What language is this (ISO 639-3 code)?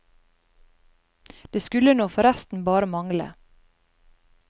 nor